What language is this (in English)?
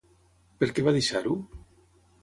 Catalan